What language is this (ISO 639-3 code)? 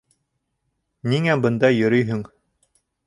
bak